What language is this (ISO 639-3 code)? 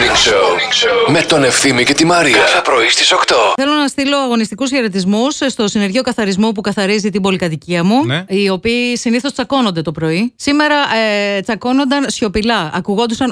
ell